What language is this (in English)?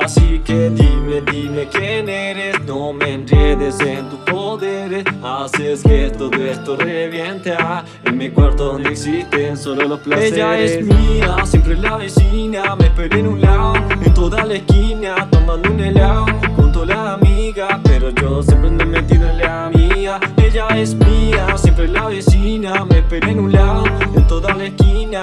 Italian